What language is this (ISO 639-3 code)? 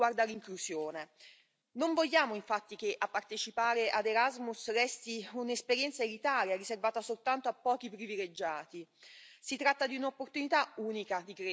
ita